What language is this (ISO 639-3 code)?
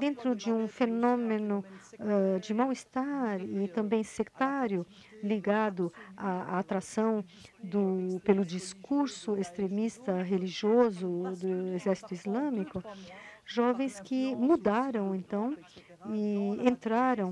por